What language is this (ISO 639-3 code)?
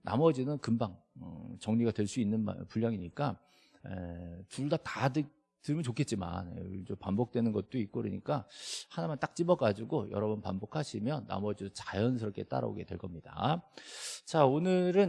kor